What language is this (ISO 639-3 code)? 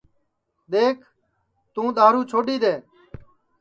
ssi